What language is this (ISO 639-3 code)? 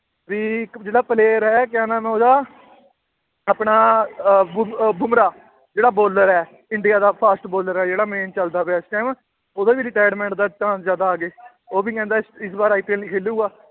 pan